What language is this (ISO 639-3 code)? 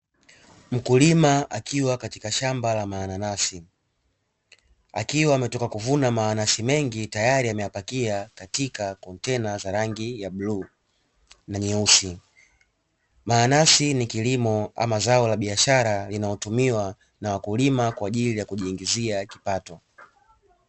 swa